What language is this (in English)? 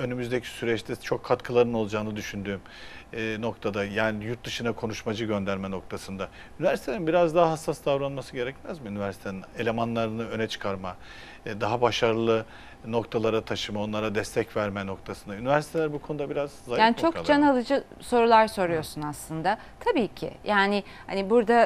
Turkish